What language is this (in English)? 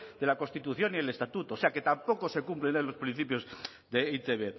Spanish